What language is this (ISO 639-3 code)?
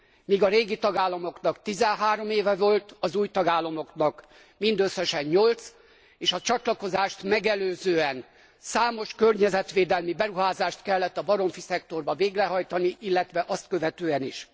hun